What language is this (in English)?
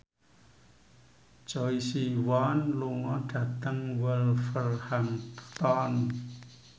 Javanese